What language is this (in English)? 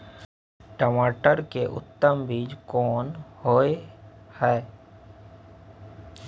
Maithili